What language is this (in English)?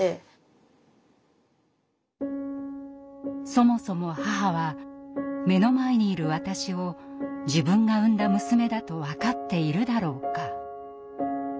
Japanese